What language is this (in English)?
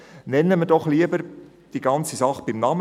Swiss German